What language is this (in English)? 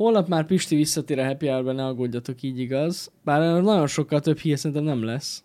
Hungarian